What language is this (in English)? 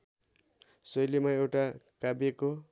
Nepali